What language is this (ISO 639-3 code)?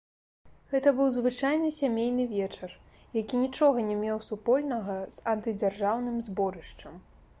bel